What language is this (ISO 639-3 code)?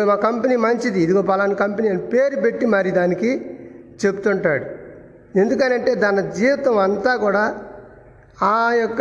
tel